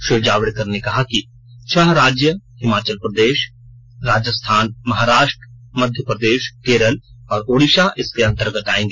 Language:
Hindi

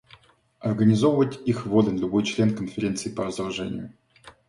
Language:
Russian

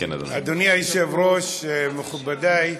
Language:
Hebrew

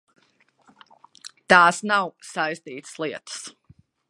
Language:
Latvian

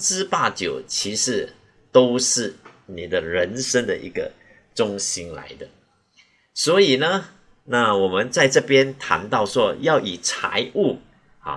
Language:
Chinese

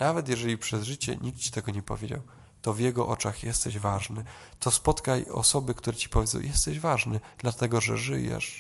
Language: Polish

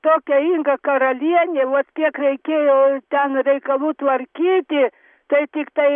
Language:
Lithuanian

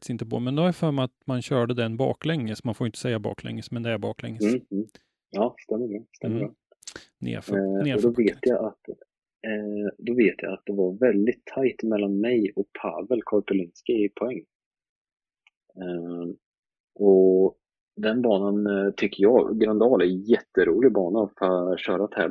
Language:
Swedish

